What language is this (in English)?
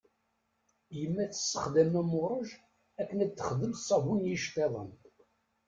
Kabyle